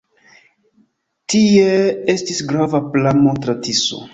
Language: Esperanto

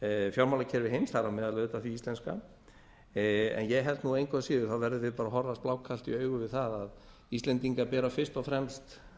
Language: Icelandic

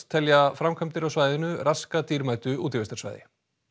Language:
Icelandic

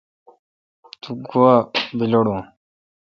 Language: Kalkoti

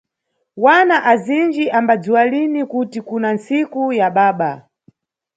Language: Nyungwe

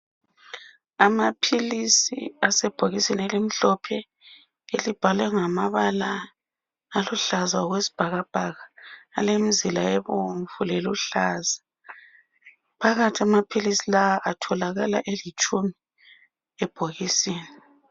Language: North Ndebele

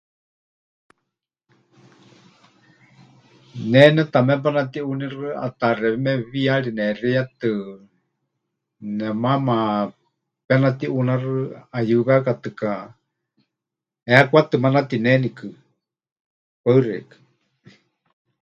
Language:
Huichol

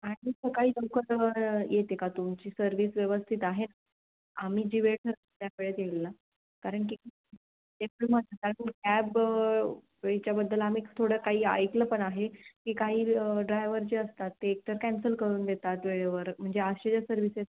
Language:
Marathi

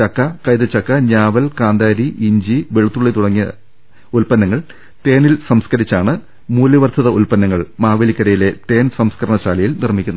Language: Malayalam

